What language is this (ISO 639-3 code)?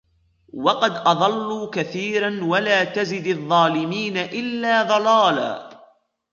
ara